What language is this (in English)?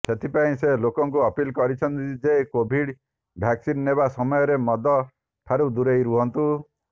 Odia